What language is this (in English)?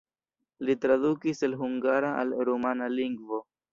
Esperanto